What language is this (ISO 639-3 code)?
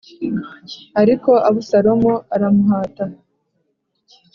kin